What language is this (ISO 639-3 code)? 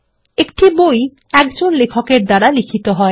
ben